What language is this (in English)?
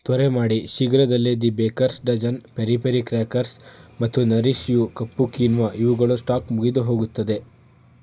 Kannada